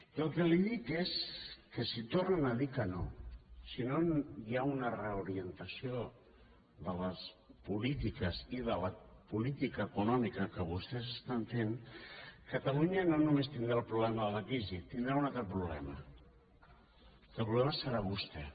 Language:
Catalan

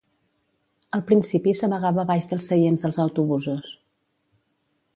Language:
Catalan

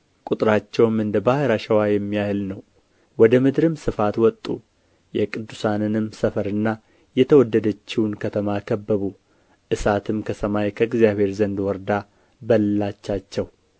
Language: Amharic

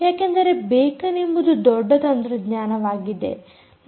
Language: Kannada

